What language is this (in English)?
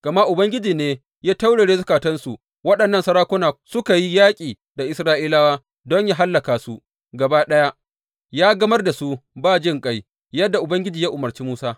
Hausa